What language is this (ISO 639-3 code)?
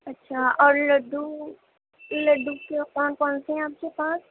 urd